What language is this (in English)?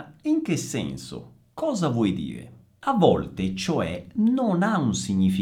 Italian